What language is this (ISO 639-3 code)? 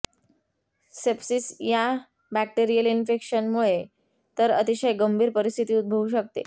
mar